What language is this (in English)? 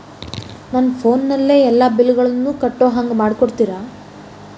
Kannada